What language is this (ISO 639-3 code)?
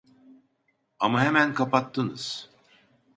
tur